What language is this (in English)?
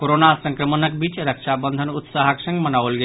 Maithili